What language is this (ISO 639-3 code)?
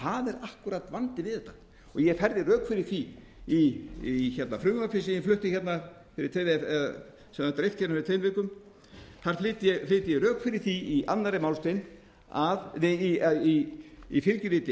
isl